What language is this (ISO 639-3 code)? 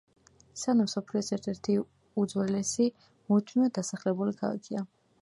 kat